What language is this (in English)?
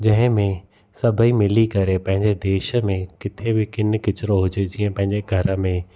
Sindhi